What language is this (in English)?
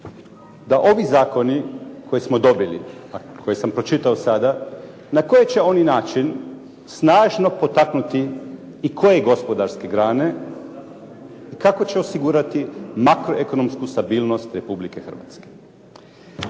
Croatian